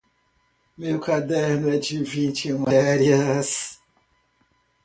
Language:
Portuguese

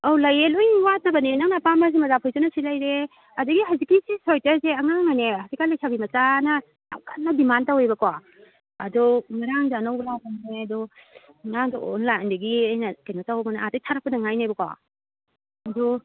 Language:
Manipuri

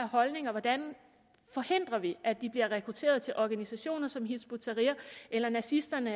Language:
Danish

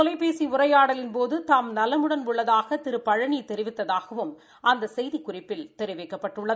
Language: Tamil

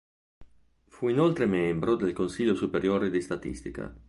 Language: Italian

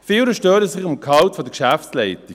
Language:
Swiss German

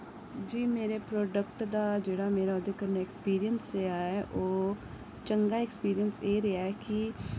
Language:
Dogri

